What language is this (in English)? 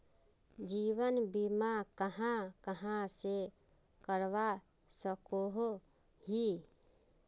Magahi